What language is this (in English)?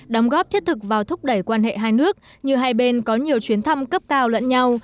Vietnamese